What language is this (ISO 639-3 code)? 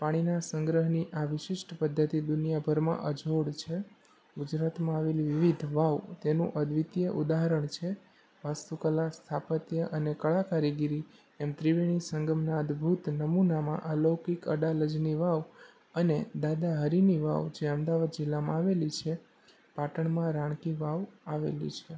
guj